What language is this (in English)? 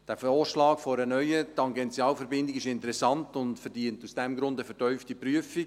Swiss German